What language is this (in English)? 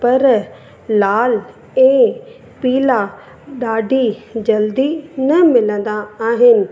Sindhi